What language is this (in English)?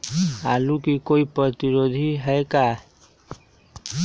Magahi